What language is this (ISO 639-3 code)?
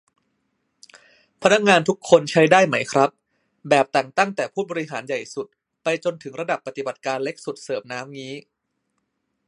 tha